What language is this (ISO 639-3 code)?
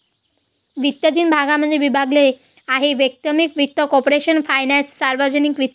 mar